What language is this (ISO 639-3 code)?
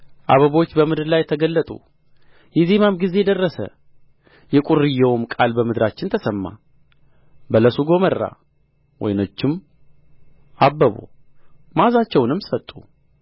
amh